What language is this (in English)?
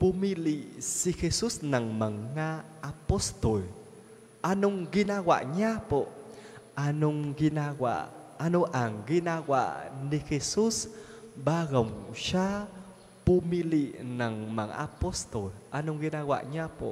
Filipino